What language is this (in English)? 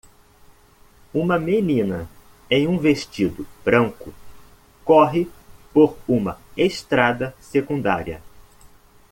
Portuguese